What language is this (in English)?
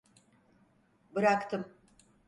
Turkish